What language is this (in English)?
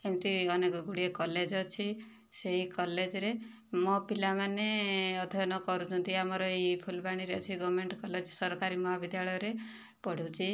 Odia